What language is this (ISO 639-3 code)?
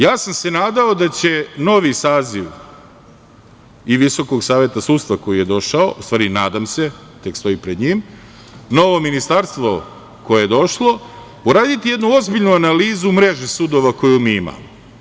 srp